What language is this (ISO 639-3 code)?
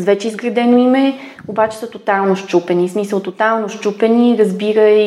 bul